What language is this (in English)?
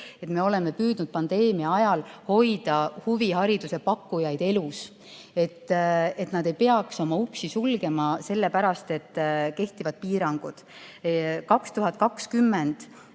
Estonian